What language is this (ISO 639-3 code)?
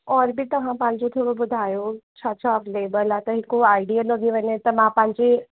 snd